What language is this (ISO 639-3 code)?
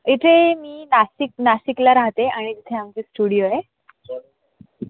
mar